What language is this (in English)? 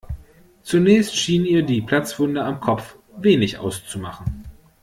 German